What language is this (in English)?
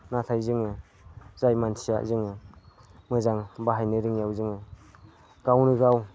Bodo